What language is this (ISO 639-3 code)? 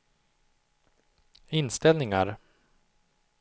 swe